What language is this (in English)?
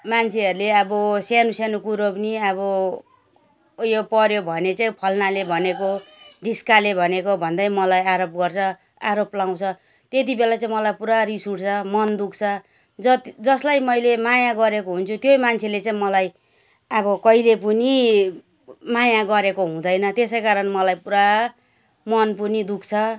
Nepali